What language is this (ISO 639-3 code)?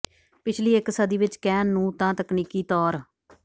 pan